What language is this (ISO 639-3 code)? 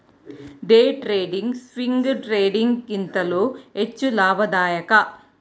kan